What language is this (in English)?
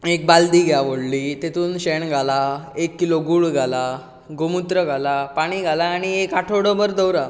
Konkani